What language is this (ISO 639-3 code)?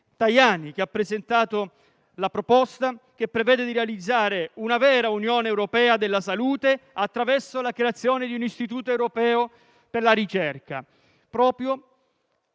ita